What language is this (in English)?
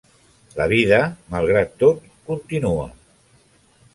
Catalan